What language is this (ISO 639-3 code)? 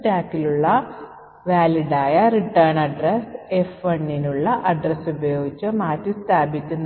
mal